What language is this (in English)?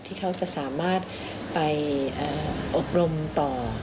Thai